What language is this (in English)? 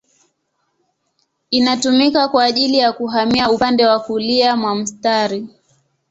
Swahili